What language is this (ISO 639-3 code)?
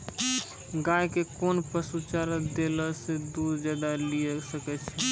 mai